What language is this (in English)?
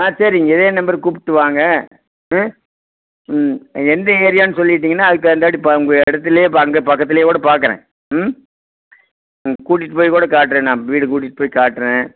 Tamil